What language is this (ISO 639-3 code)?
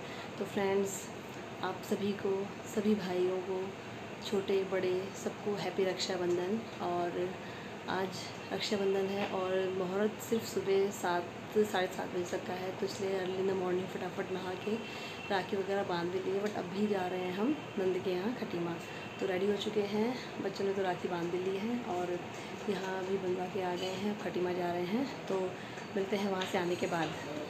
hin